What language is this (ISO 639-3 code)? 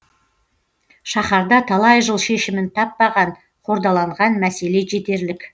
kaz